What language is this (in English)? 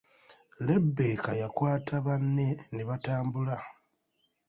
Ganda